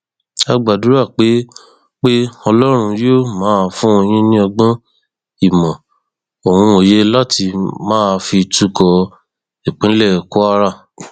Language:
Yoruba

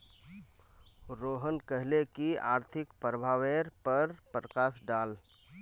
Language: Magahi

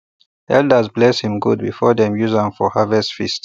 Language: Nigerian Pidgin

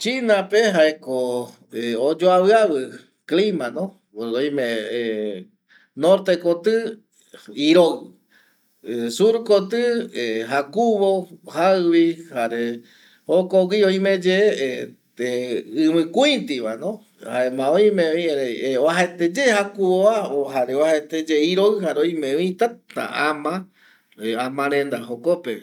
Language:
Eastern Bolivian Guaraní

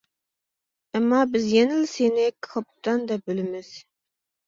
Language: Uyghur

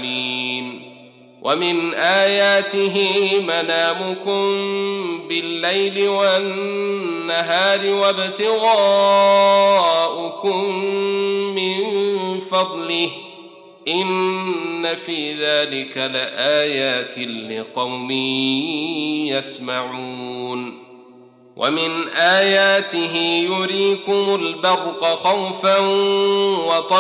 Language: Arabic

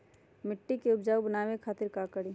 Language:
Magahi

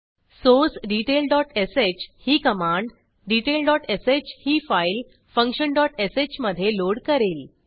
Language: Marathi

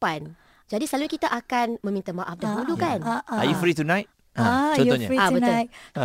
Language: Malay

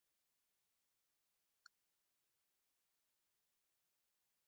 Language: Western Frisian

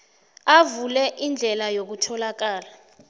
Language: South Ndebele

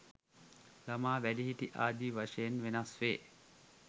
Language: Sinhala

